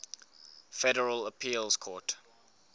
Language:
English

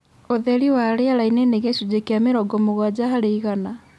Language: Kikuyu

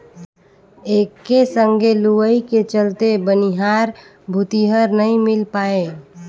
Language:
Chhattisgarhi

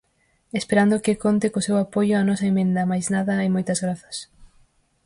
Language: Galician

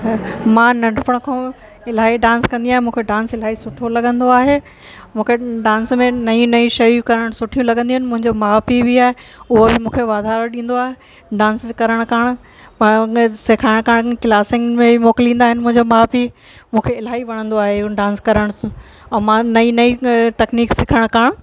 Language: Sindhi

